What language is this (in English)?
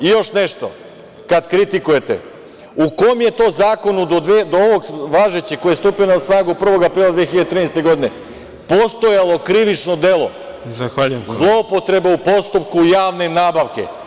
Serbian